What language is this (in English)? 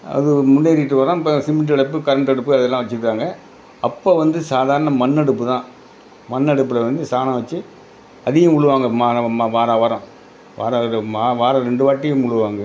Tamil